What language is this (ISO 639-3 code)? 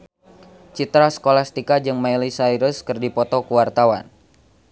sun